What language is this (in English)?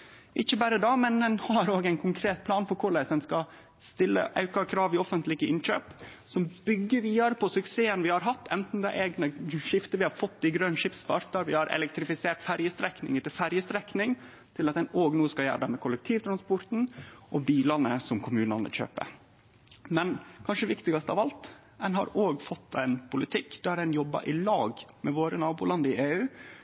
Norwegian Nynorsk